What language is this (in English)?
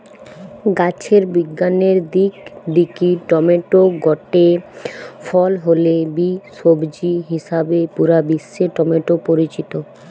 Bangla